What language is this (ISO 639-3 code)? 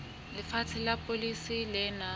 sot